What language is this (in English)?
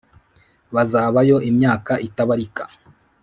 Kinyarwanda